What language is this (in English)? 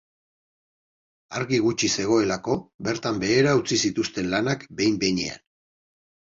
Basque